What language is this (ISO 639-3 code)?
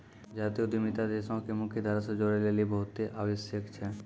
mai